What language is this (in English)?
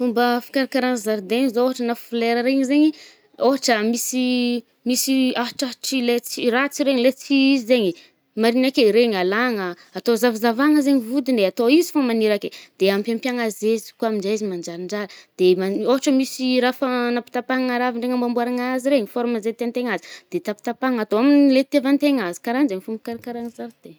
Northern Betsimisaraka Malagasy